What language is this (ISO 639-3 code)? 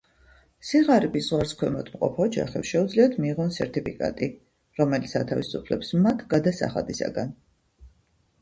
kat